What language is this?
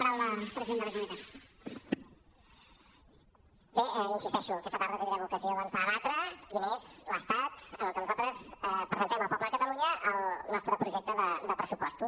Catalan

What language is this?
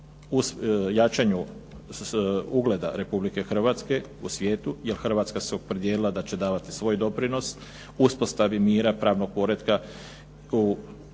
Croatian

